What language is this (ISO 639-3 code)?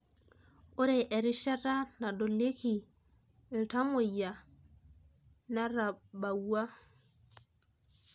mas